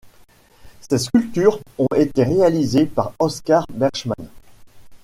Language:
French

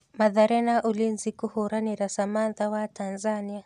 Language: Kikuyu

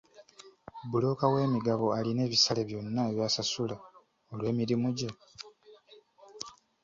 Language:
Ganda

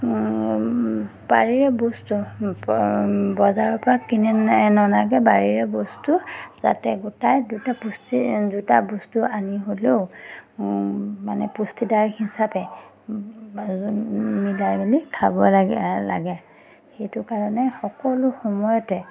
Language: Assamese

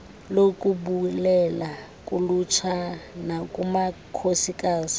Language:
Xhosa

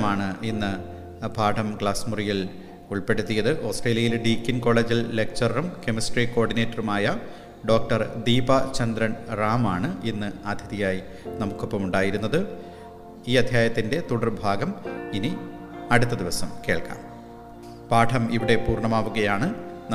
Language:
Malayalam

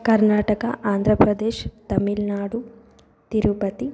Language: Sanskrit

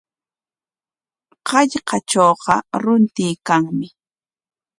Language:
Corongo Ancash Quechua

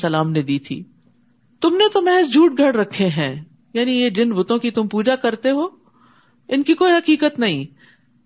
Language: Urdu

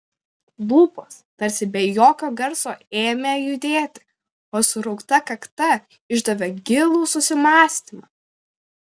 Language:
Lithuanian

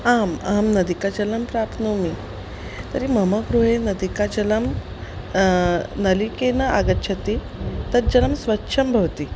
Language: Sanskrit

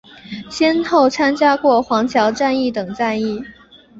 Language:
Chinese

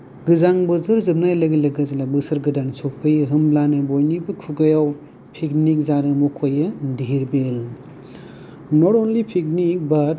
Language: Bodo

